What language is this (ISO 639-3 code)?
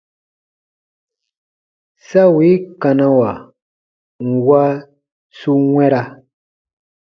bba